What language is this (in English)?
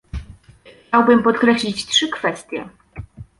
Polish